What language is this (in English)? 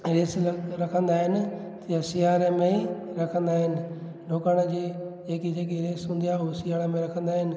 Sindhi